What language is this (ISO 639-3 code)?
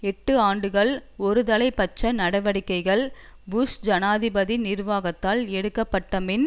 tam